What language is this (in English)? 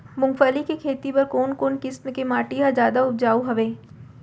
Chhattisgarhi